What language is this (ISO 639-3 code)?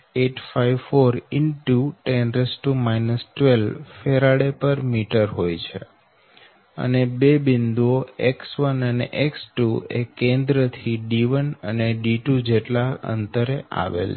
guj